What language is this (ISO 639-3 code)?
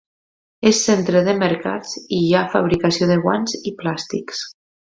cat